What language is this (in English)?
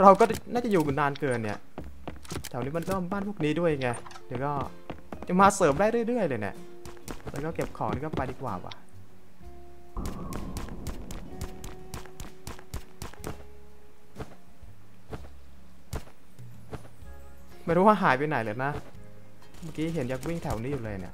Thai